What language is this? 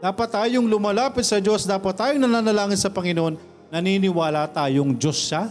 Filipino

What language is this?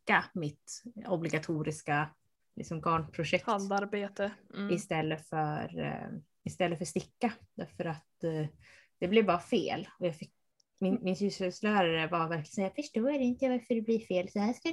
Swedish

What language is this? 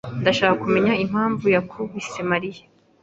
Kinyarwanda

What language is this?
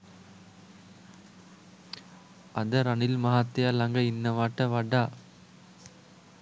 Sinhala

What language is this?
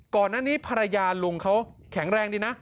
Thai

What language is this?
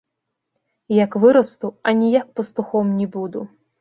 Belarusian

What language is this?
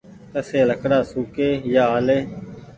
Goaria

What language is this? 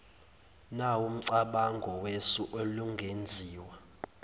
Zulu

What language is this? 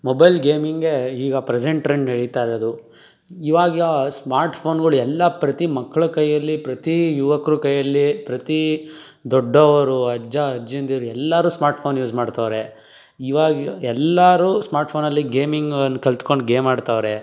Kannada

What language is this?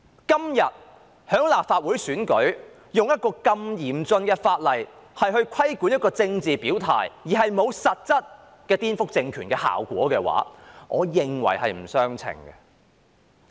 Cantonese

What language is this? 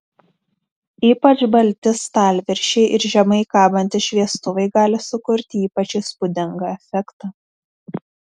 Lithuanian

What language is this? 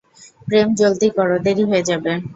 Bangla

